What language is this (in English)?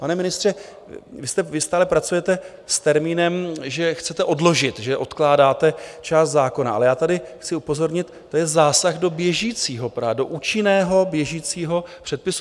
Czech